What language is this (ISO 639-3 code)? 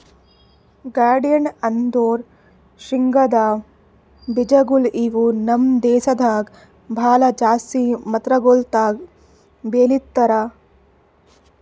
kan